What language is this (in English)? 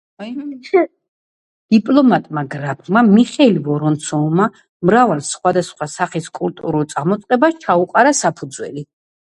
Georgian